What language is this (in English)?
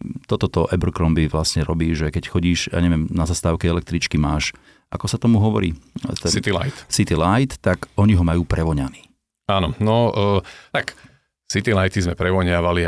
Slovak